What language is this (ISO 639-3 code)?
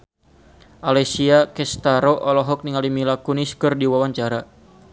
sun